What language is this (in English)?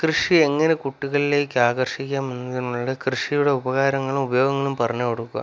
Malayalam